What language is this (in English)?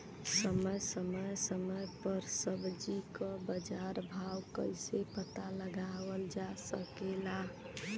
Bhojpuri